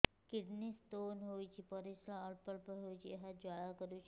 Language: Odia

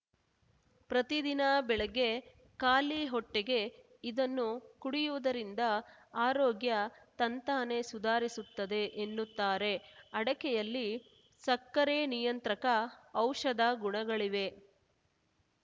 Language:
Kannada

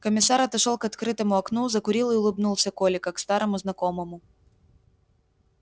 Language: Russian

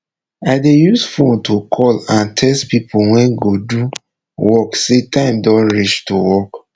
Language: Nigerian Pidgin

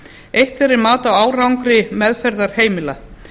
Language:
Icelandic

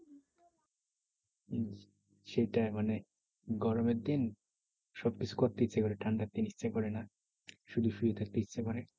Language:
Bangla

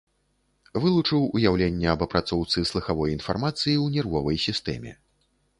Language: Belarusian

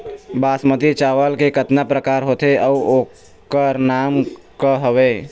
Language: Chhattisgarhi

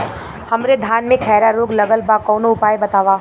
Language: Bhojpuri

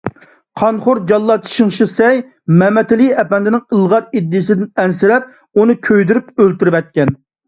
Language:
Uyghur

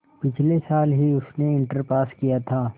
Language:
Hindi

